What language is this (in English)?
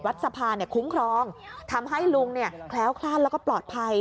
Thai